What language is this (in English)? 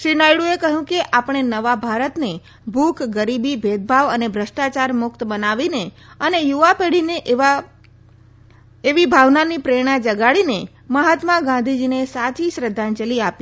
Gujarati